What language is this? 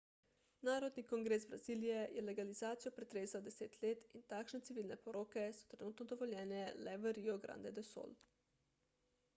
Slovenian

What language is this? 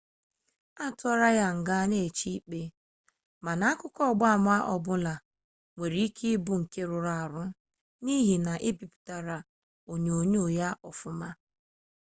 Igbo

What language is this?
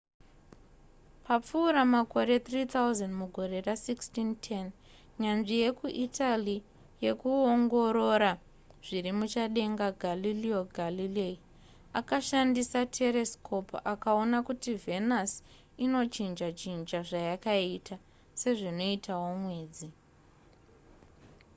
Shona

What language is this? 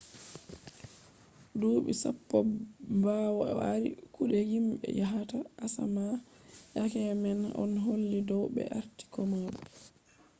Fula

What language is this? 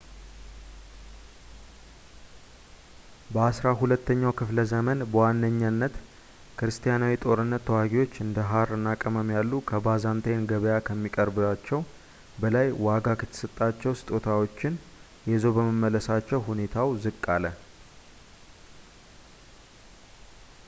Amharic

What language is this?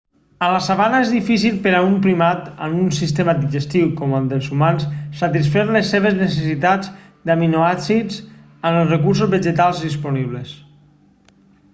Catalan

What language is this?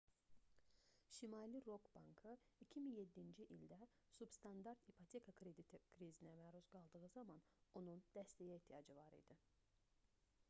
Azerbaijani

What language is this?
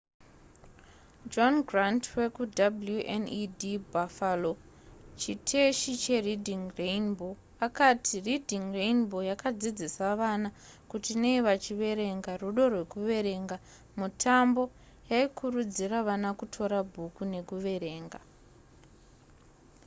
Shona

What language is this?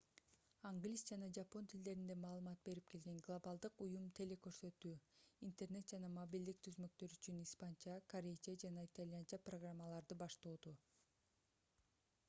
Kyrgyz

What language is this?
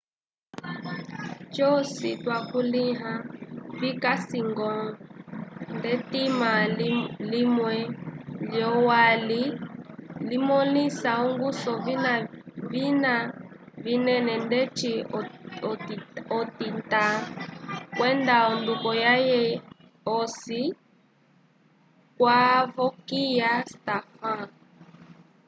Umbundu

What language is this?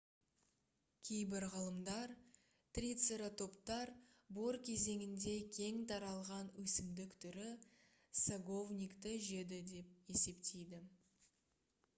Kazakh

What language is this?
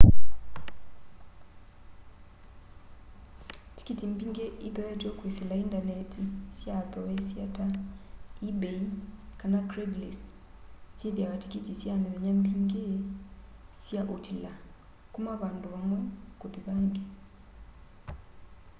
Kamba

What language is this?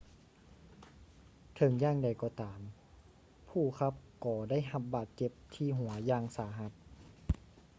Lao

